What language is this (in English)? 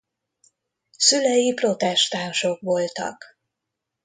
Hungarian